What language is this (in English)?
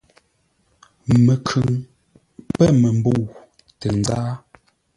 Ngombale